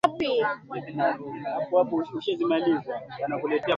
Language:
Swahili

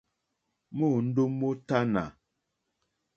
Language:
Mokpwe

